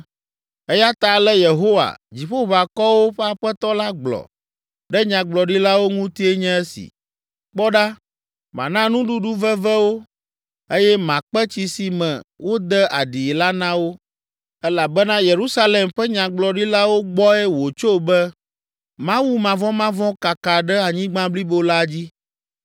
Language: Ewe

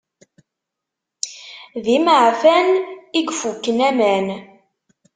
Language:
Kabyle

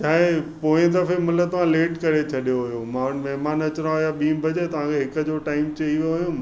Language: Sindhi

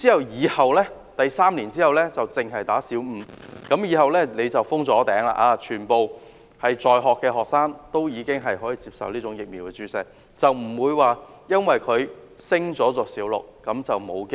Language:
Cantonese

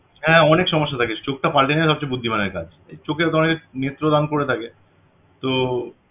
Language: Bangla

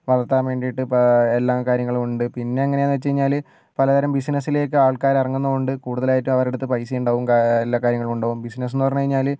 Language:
Malayalam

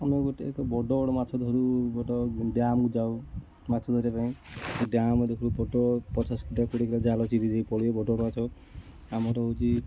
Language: Odia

